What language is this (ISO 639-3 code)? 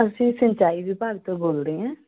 pan